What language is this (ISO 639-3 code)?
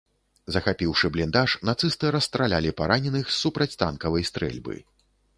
bel